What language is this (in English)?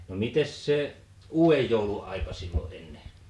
Finnish